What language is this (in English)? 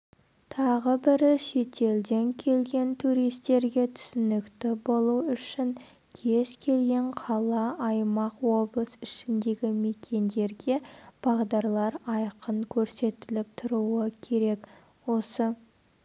Kazakh